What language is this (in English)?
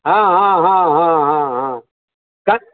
Maithili